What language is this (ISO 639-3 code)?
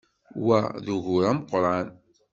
kab